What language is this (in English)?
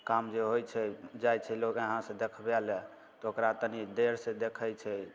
Maithili